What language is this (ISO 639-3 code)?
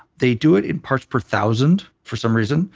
eng